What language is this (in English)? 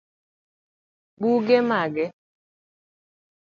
Luo (Kenya and Tanzania)